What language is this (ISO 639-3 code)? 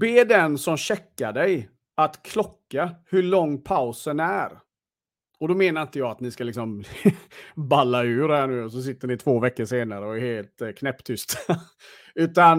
swe